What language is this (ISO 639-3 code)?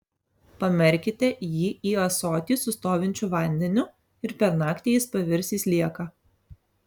lit